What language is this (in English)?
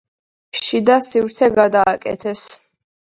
Georgian